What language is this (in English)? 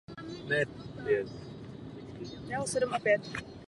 Czech